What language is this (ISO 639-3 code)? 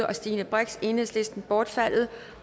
dan